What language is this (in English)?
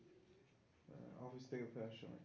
Bangla